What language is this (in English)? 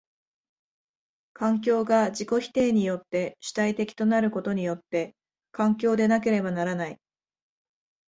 Japanese